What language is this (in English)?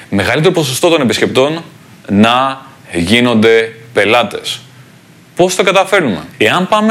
Greek